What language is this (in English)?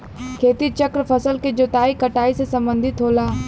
Bhojpuri